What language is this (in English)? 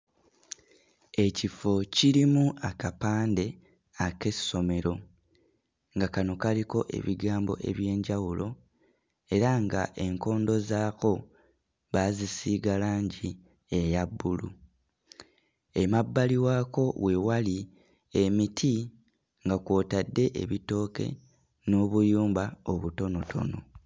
Ganda